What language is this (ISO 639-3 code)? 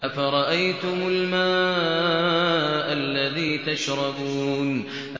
ara